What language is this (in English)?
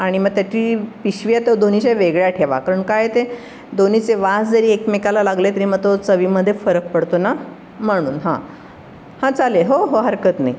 Marathi